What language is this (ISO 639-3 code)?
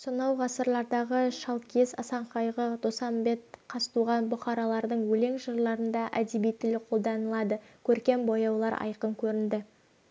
kaz